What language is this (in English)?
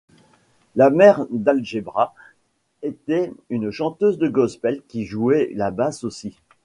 French